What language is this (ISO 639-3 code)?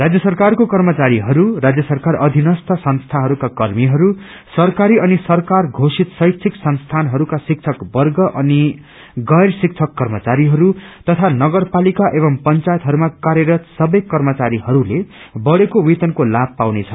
nep